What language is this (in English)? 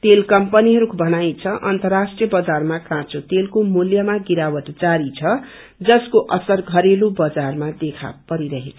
Nepali